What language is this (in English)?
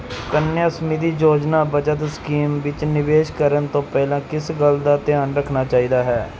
Punjabi